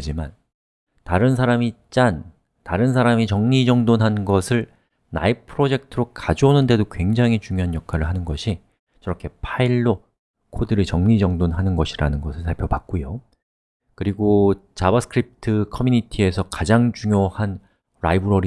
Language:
Korean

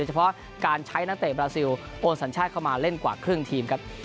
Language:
Thai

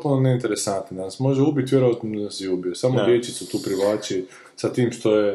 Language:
Croatian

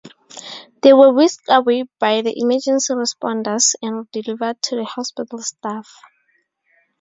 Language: English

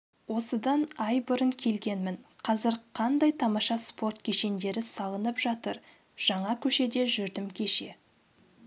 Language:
Kazakh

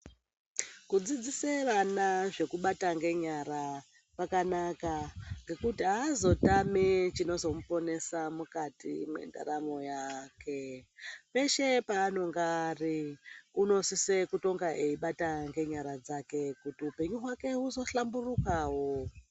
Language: Ndau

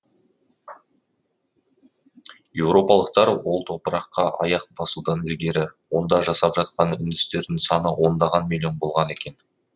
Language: Kazakh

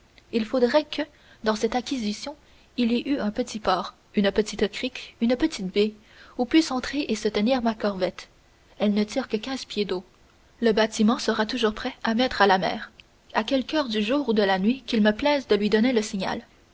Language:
French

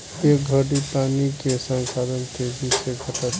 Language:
Bhojpuri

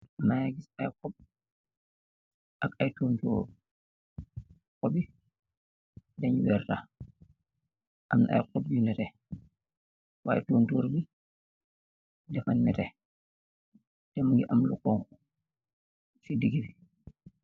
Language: Wolof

